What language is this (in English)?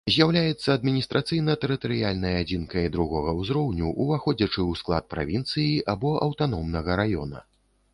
Belarusian